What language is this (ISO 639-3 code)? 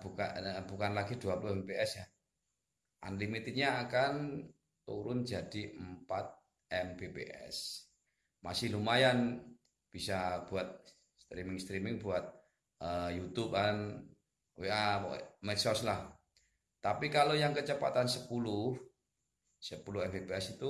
ind